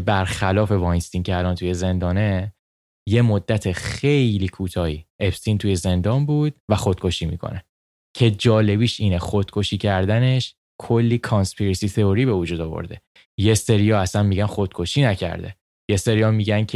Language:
Persian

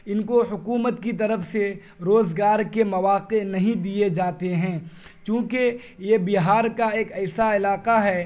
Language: Urdu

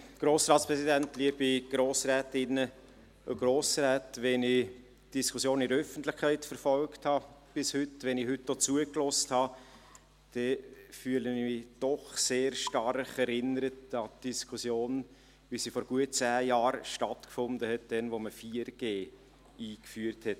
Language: Swiss German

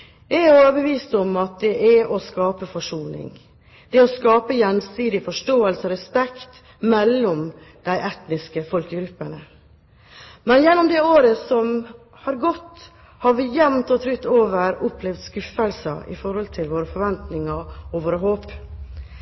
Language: Norwegian Bokmål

